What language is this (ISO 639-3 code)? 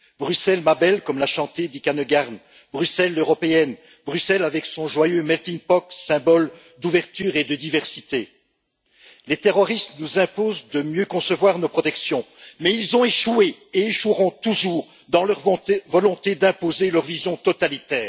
fra